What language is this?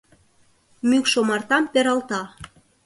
Mari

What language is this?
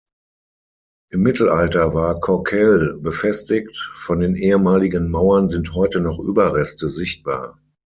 German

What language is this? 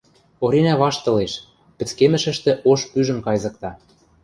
Western Mari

